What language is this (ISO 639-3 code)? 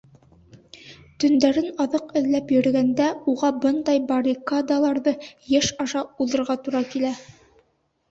bak